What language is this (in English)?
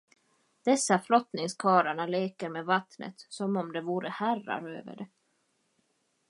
Swedish